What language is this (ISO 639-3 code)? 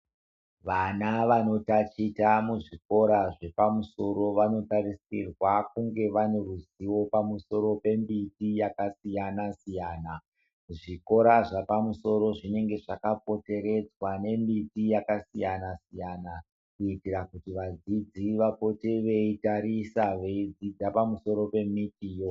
ndc